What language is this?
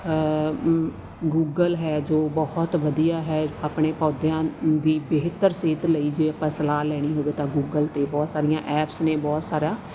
Punjabi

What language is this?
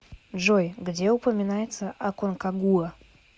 Russian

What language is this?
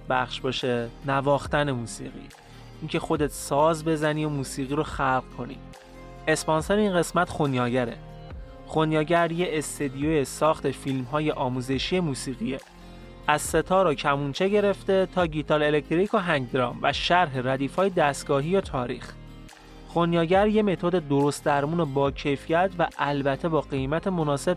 Persian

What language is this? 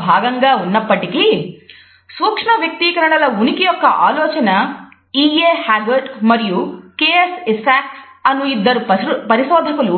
Telugu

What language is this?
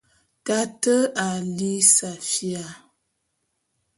Bulu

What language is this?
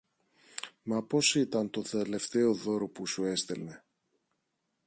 Greek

